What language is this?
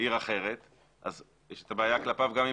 Hebrew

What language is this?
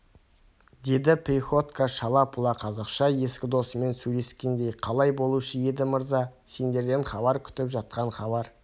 Kazakh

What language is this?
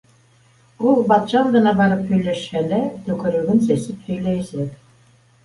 Bashkir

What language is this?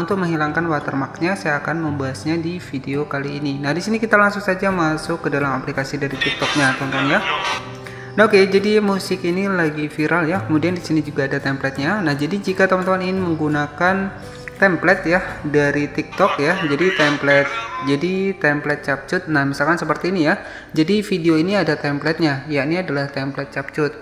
Indonesian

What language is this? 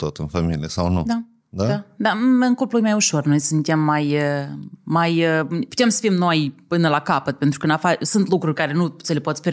Romanian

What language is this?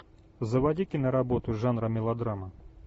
Russian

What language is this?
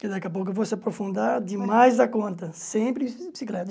Portuguese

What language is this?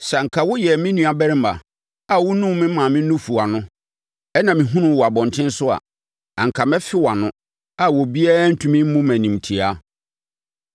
Akan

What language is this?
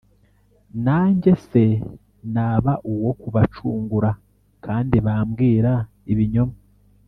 Kinyarwanda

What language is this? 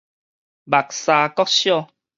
Min Nan Chinese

